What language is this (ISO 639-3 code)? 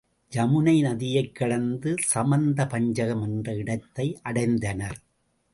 tam